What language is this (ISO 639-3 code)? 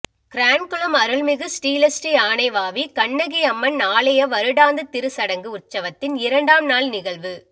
tam